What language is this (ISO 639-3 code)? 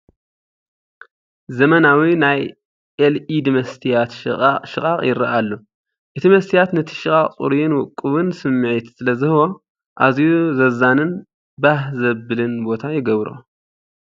tir